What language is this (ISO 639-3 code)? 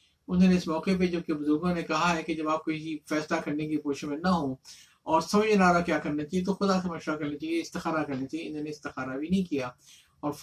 urd